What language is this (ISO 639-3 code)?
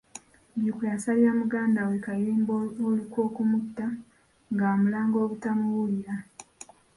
lug